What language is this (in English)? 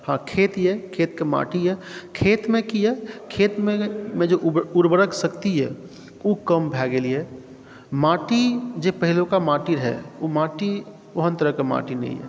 Maithili